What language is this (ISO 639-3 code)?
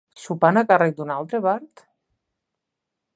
cat